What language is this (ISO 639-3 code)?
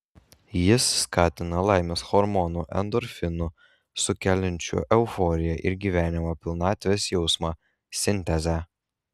lit